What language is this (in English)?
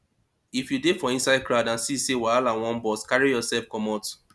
Nigerian Pidgin